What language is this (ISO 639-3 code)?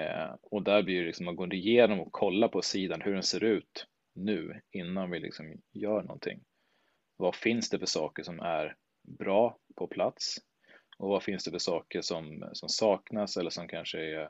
swe